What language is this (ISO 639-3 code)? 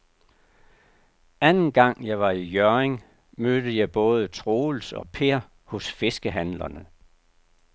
dan